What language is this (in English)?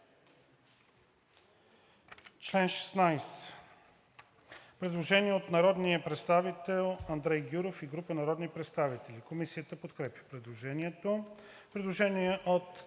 Bulgarian